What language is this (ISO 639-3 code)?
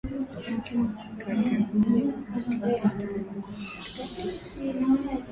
swa